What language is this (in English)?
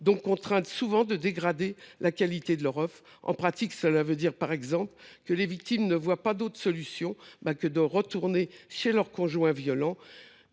French